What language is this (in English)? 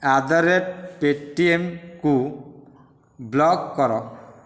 Odia